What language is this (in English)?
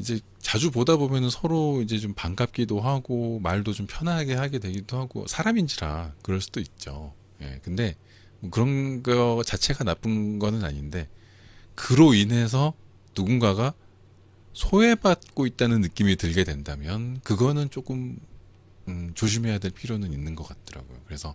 Korean